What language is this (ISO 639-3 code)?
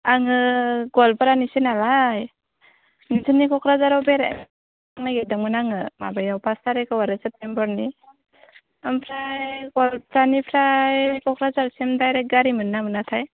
brx